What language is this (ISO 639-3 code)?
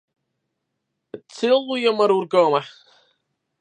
fry